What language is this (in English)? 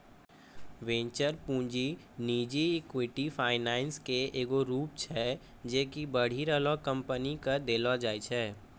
Maithili